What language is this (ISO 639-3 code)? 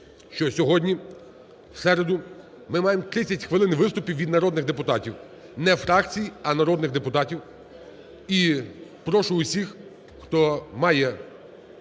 ukr